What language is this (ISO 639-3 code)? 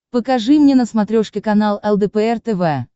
rus